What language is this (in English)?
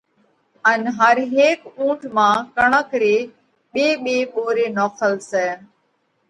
Parkari Koli